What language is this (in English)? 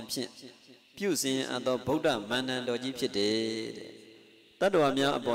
Indonesian